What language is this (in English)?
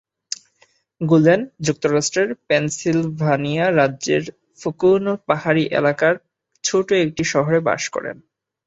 Bangla